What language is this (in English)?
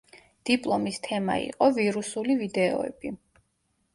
Georgian